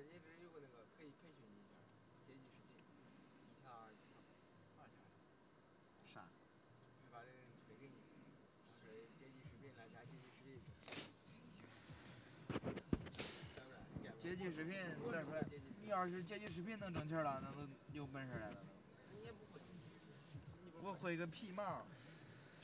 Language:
Chinese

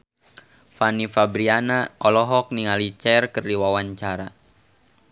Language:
Sundanese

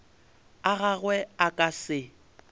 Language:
Northern Sotho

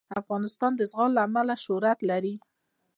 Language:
Pashto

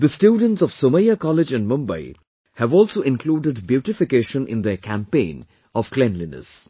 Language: English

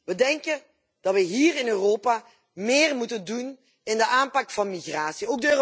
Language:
Dutch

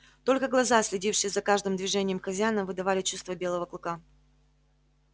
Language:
Russian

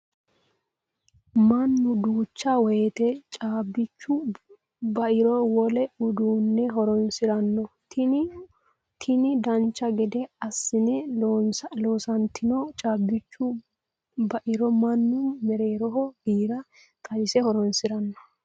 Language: Sidamo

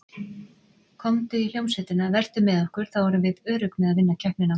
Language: Icelandic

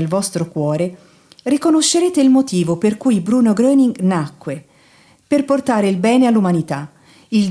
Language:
Italian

